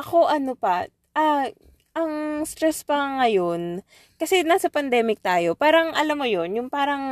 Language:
Filipino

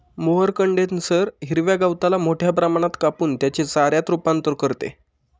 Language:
Marathi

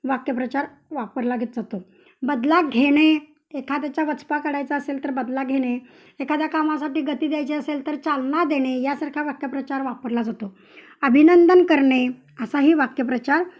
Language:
Marathi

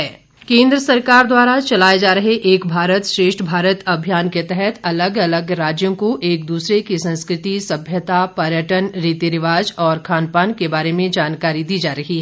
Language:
Hindi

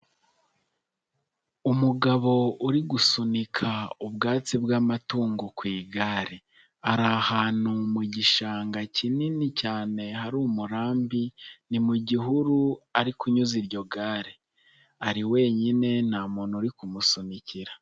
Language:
Kinyarwanda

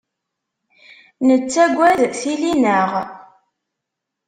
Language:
Kabyle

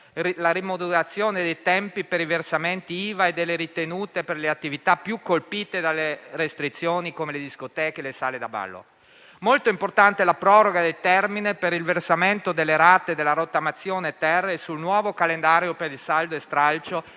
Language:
Italian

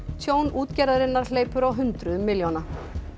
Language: Icelandic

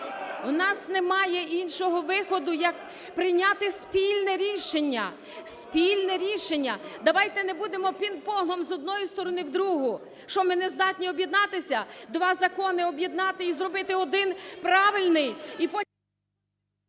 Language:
Ukrainian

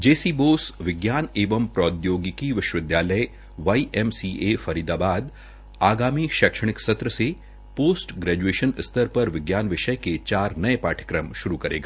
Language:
Hindi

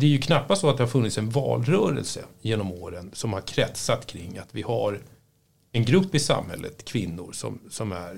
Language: Swedish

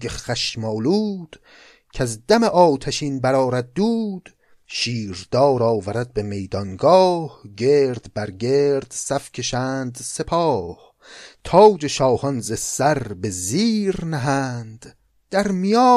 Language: Persian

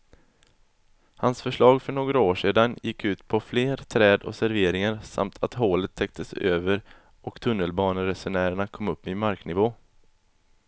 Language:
Swedish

